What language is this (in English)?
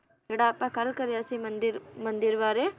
Punjabi